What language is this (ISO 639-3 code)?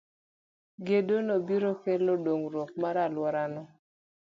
luo